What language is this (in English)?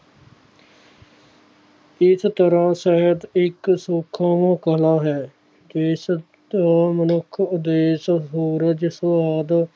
Punjabi